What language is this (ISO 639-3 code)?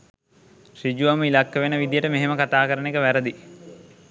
sin